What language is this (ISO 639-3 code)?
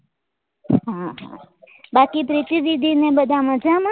guj